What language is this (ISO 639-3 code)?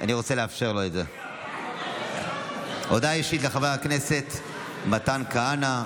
heb